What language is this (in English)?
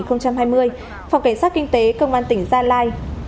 Vietnamese